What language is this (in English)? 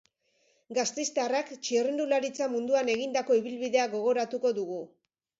Basque